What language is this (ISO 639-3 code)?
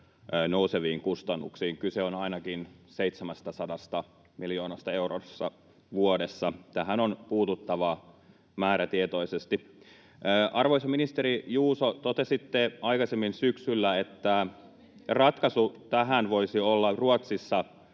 fin